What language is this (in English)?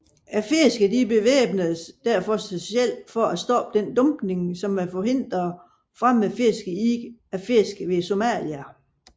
Danish